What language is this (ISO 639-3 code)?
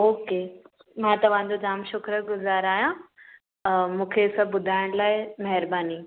snd